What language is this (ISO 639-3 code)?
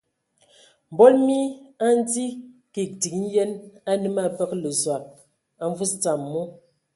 ewo